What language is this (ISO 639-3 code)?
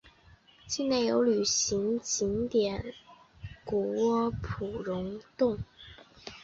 zho